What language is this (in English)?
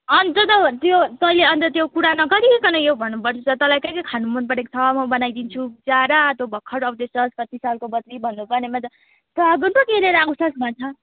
Nepali